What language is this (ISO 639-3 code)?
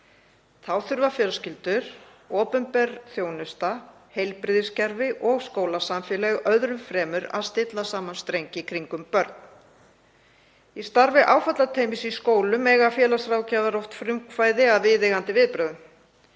isl